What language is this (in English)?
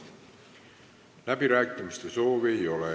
Estonian